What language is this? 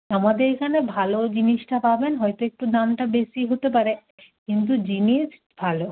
Bangla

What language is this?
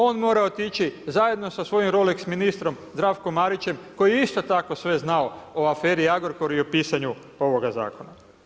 Croatian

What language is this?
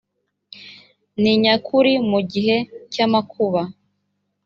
Kinyarwanda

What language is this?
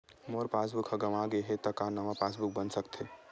Chhattisgarhi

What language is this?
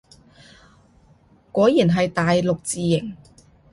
Cantonese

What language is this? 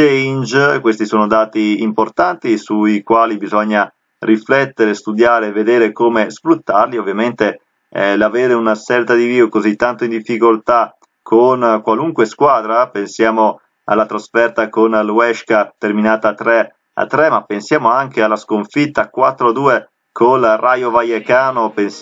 Italian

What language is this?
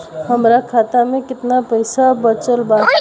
Bhojpuri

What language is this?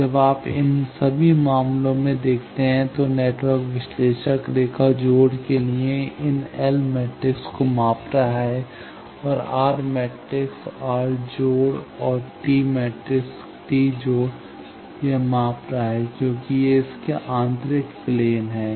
Hindi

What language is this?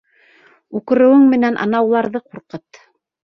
Bashkir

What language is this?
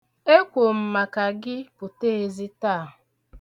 Igbo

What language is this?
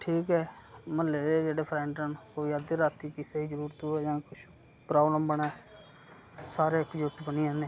Dogri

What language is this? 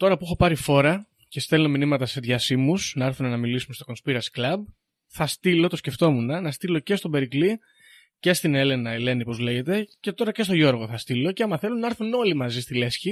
Greek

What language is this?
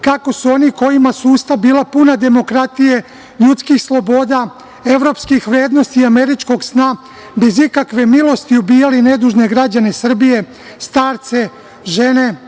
Serbian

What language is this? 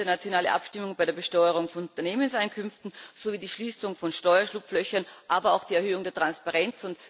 German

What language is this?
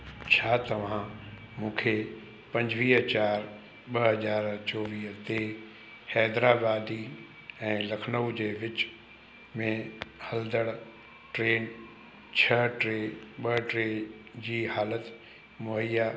Sindhi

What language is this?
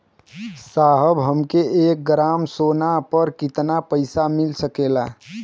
Bhojpuri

